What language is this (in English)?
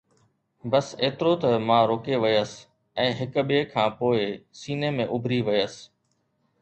Sindhi